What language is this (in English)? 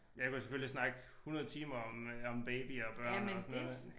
Danish